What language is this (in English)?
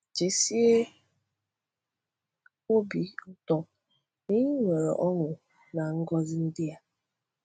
Igbo